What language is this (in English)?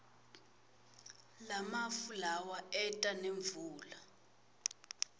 Swati